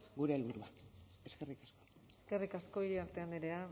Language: Basque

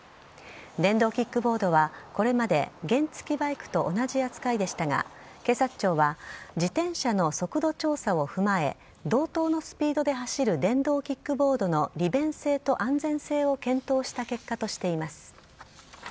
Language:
Japanese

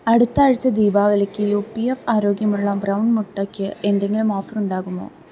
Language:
Malayalam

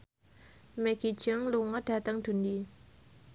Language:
Javanese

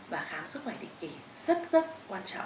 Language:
Vietnamese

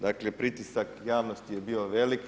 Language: Croatian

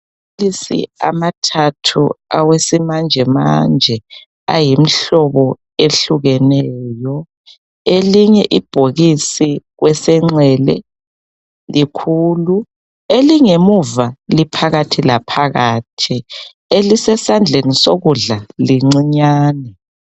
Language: North Ndebele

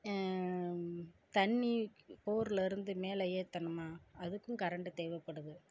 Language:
Tamil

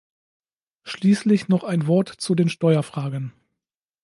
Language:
German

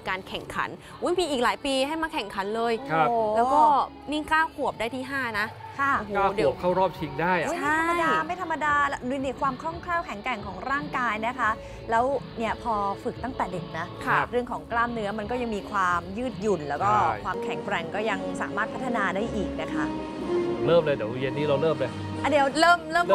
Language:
Thai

